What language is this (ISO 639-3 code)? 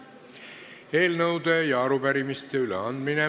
est